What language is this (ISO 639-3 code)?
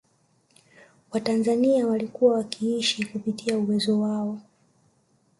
swa